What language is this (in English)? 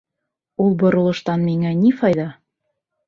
Bashkir